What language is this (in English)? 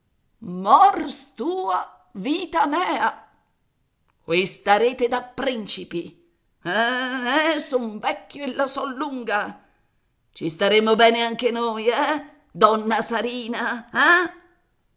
Italian